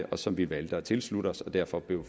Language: Danish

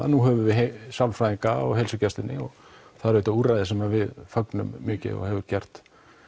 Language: Icelandic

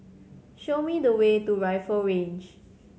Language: English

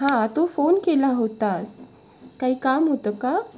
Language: Marathi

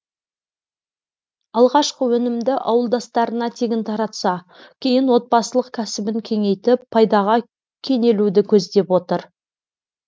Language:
Kazakh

